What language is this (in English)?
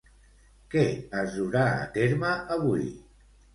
Catalan